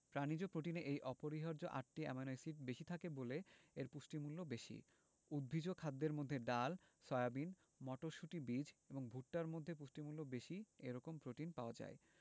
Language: Bangla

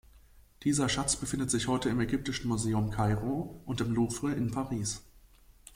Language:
German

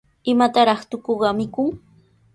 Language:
Sihuas Ancash Quechua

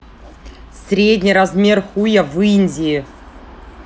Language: Russian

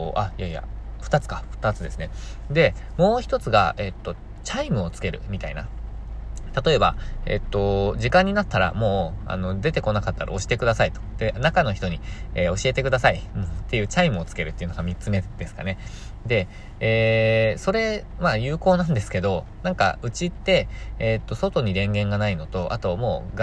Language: Japanese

